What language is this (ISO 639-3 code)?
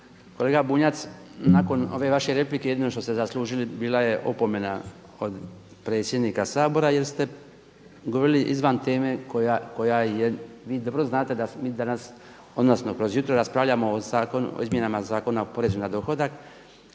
hrv